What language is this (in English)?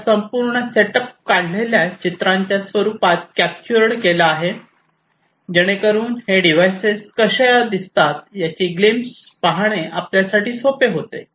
Marathi